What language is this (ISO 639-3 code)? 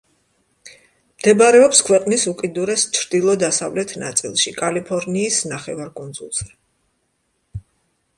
kat